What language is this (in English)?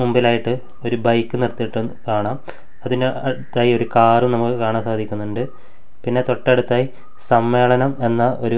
Malayalam